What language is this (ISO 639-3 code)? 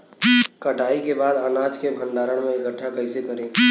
bho